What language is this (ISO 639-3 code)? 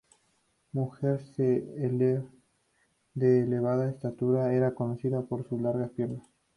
spa